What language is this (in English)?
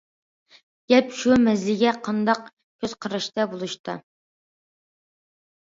Uyghur